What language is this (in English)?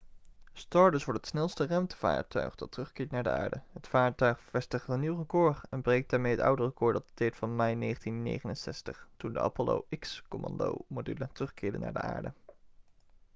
Dutch